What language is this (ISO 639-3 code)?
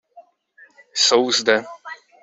ces